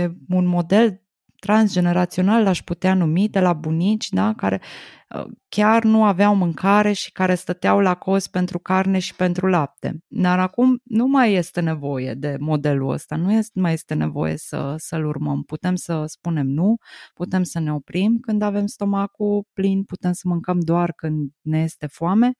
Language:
Romanian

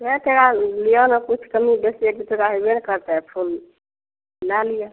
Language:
Maithili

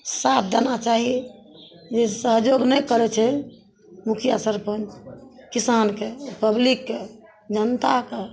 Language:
Maithili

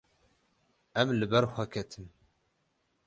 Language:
Kurdish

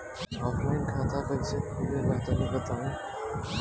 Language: Bhojpuri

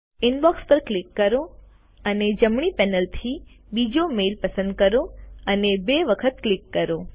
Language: Gujarati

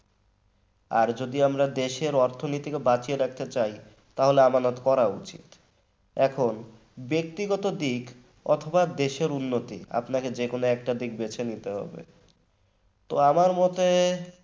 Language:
Bangla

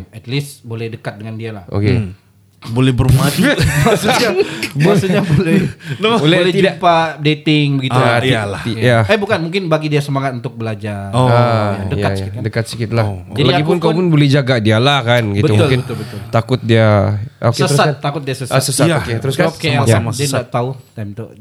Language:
Malay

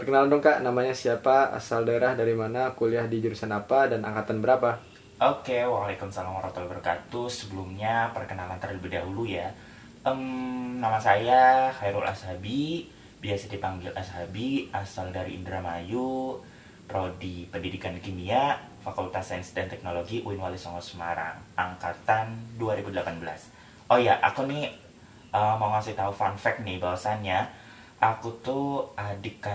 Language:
Indonesian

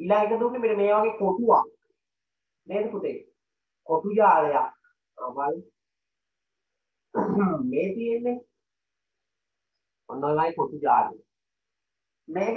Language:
Indonesian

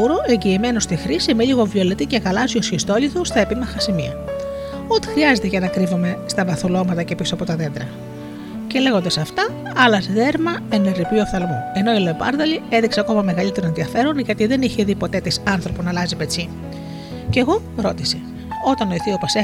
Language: Greek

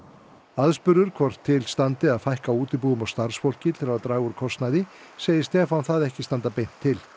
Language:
Icelandic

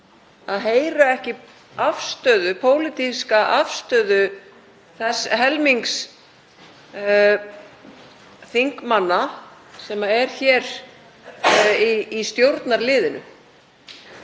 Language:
Icelandic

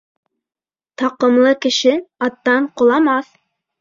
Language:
Bashkir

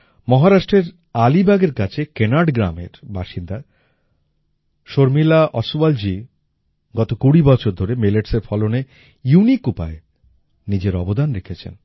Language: Bangla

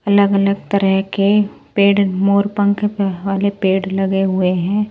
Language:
Hindi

